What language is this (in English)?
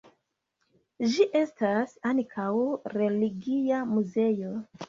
Esperanto